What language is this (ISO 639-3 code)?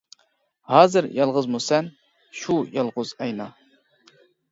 uig